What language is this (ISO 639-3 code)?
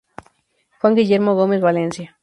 spa